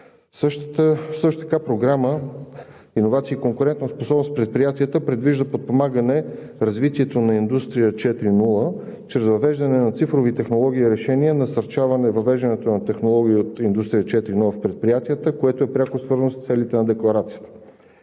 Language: Bulgarian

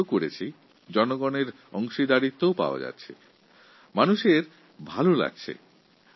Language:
Bangla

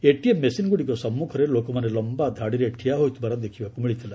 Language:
Odia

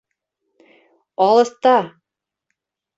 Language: Bashkir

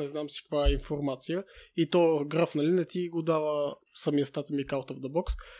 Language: Bulgarian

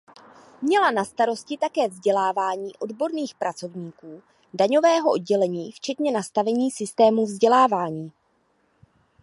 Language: Czech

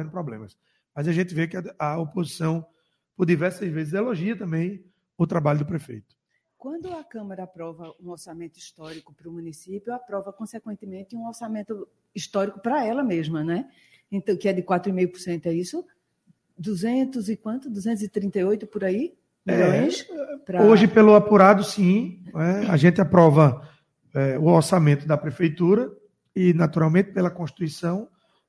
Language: Portuguese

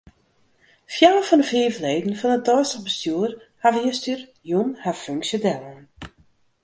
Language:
Western Frisian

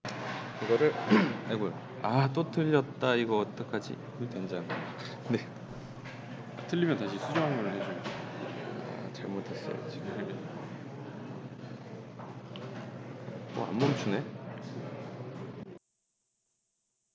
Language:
Korean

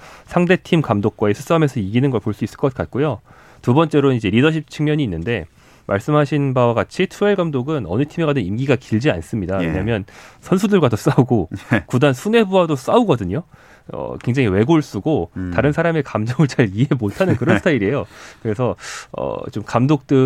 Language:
Korean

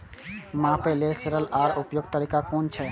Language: Maithili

